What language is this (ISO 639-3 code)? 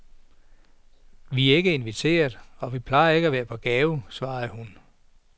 dan